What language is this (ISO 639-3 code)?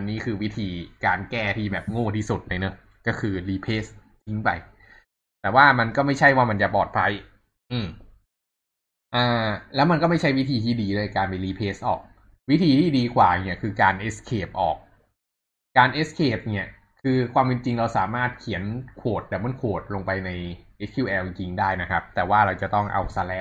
tha